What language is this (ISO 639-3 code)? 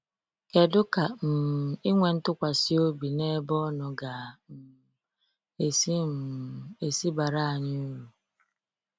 ibo